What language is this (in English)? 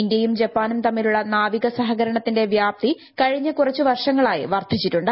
Malayalam